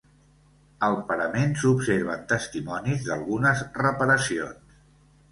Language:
Catalan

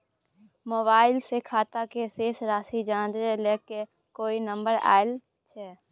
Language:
Maithili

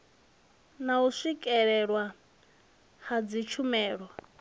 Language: Venda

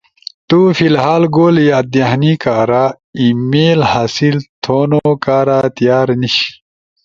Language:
Ushojo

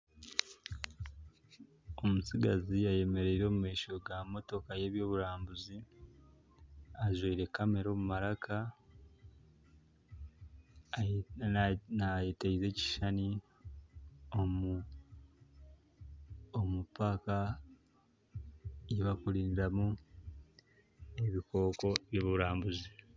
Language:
Nyankole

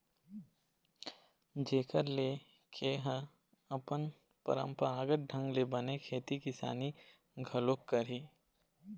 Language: Chhattisgarhi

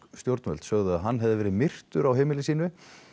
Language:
Icelandic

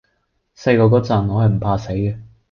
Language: Cantonese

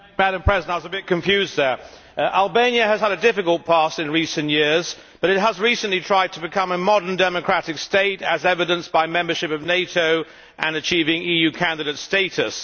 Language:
English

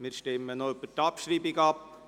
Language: Swiss German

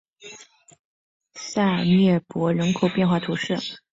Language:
Chinese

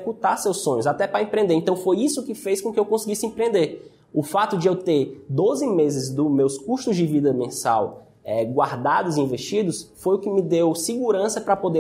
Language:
Portuguese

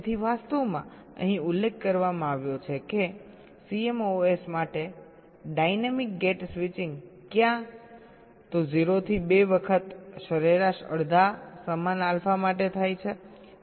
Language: Gujarati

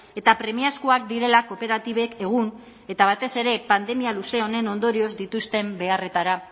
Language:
Basque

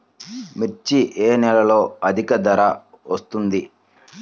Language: Telugu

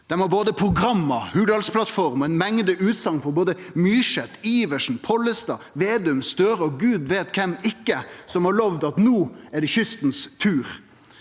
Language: Norwegian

